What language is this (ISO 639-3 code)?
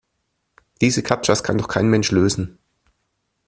deu